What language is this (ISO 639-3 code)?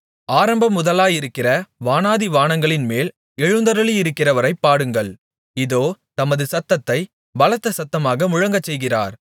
tam